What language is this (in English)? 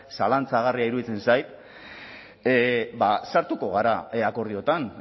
Basque